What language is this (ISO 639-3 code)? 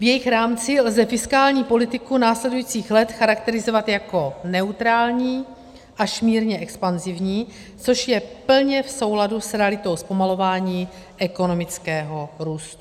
ces